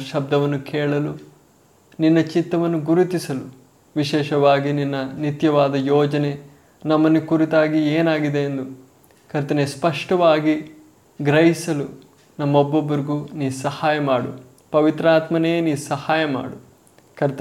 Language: Kannada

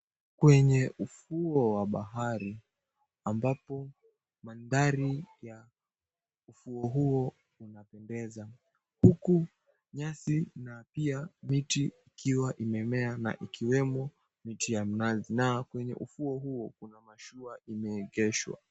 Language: Swahili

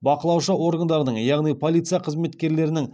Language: Kazakh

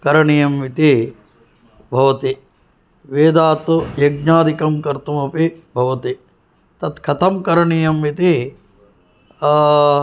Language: Sanskrit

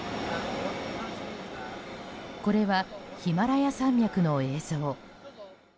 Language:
Japanese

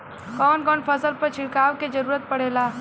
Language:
Bhojpuri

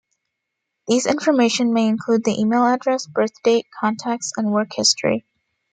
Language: English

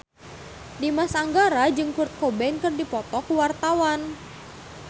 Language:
Sundanese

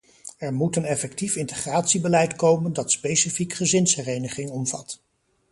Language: Dutch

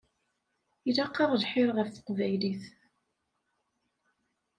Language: Kabyle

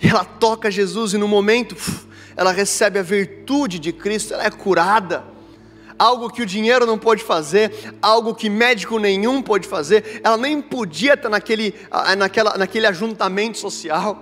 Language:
Portuguese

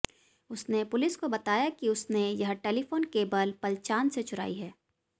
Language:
Hindi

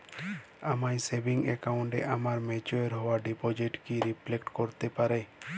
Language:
Bangla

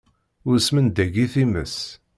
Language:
Kabyle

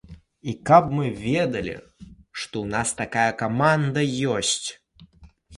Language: Belarusian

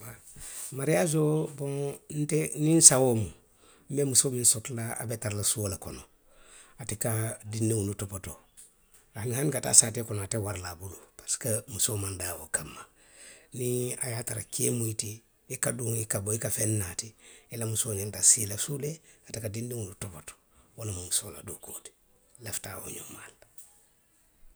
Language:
Western Maninkakan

